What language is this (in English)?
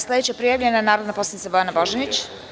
Serbian